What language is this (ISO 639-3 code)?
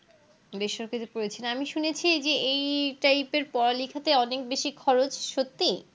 ben